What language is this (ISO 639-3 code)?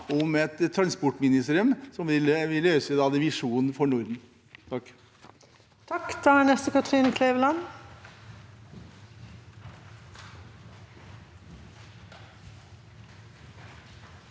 nor